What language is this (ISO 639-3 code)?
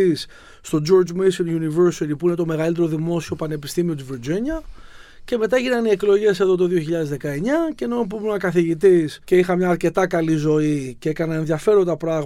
ell